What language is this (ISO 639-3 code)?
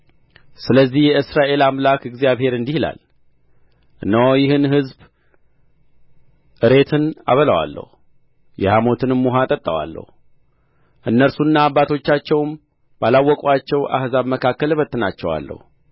amh